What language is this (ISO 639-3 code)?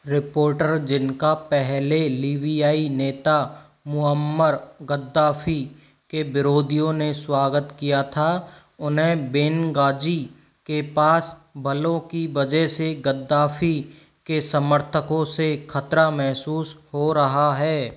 hin